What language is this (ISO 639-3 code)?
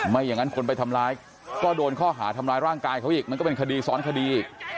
tha